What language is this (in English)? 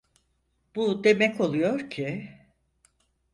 Turkish